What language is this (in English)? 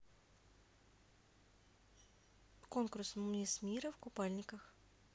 Russian